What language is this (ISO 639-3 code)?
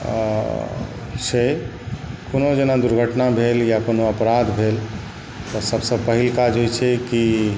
mai